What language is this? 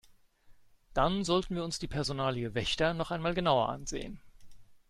German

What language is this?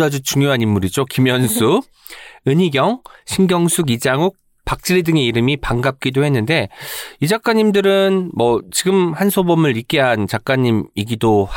Korean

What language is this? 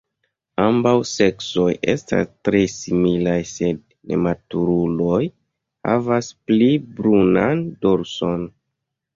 Esperanto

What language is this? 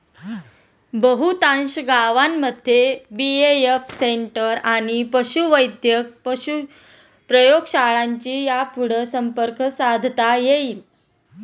Marathi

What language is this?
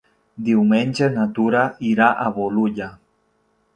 Catalan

